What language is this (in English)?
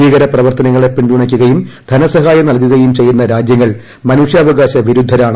Malayalam